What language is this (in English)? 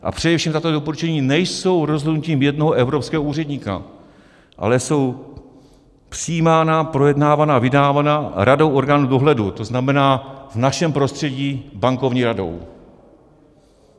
Czech